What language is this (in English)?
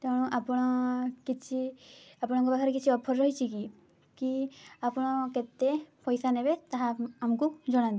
Odia